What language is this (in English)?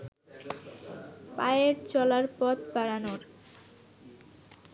Bangla